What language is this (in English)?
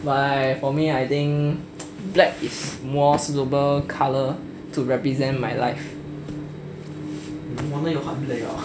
English